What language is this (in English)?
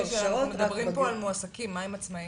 Hebrew